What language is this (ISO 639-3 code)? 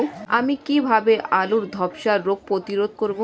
ben